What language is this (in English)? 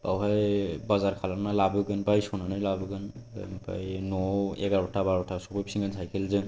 Bodo